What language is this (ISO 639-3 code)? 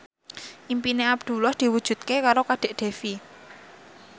jav